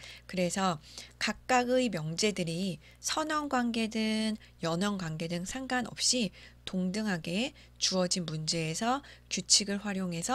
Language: Korean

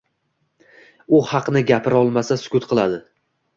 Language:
Uzbek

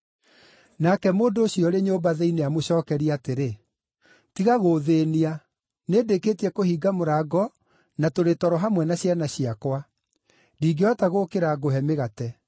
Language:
Kikuyu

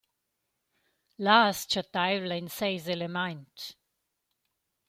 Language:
Romansh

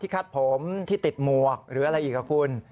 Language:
Thai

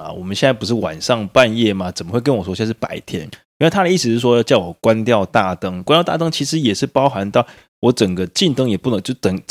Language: Chinese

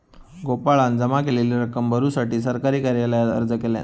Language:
Marathi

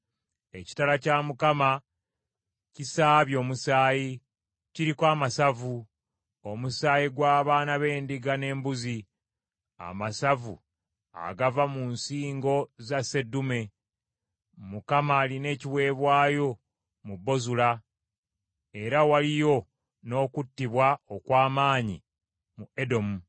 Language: Ganda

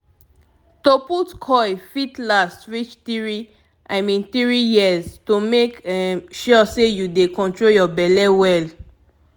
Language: Nigerian Pidgin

